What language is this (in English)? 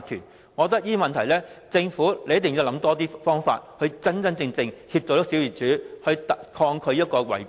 Cantonese